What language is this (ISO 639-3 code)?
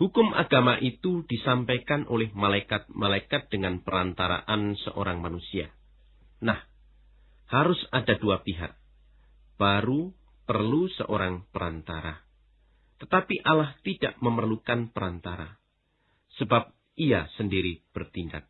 ind